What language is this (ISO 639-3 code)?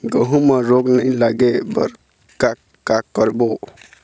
hne